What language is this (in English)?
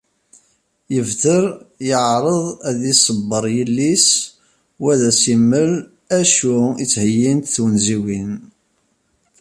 Kabyle